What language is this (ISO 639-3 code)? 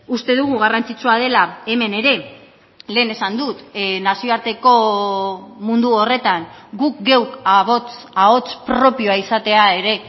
eus